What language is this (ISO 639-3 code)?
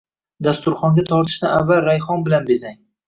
uzb